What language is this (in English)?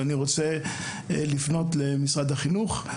Hebrew